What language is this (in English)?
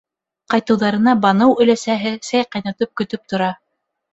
Bashkir